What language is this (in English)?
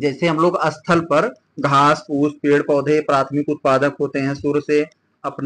Hindi